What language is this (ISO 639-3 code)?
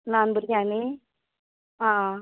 kok